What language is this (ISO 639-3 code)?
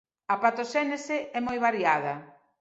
glg